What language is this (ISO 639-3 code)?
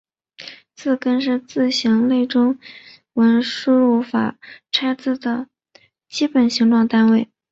zho